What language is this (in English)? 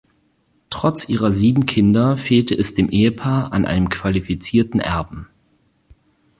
German